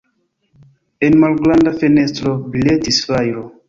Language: Esperanto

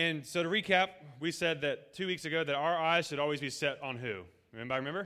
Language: English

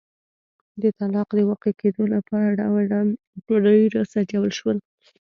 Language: Pashto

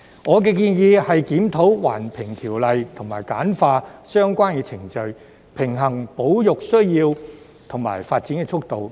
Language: Cantonese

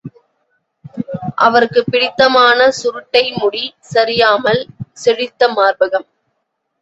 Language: Tamil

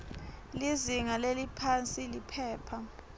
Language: Swati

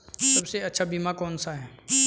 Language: Hindi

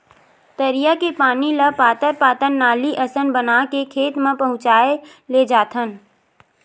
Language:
Chhattisgarhi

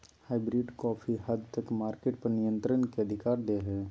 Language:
Magahi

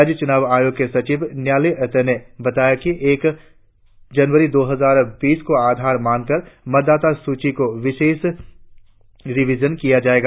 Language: Hindi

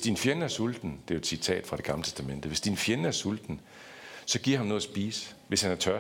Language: Danish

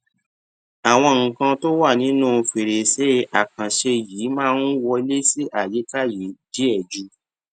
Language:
Yoruba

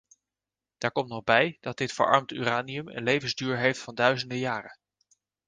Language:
Dutch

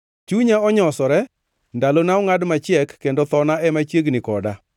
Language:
Luo (Kenya and Tanzania)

